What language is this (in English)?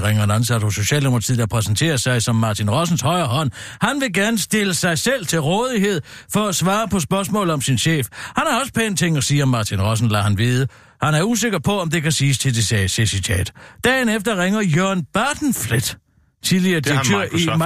Danish